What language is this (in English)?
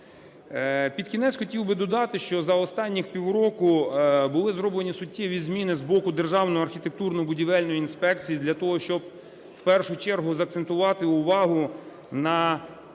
Ukrainian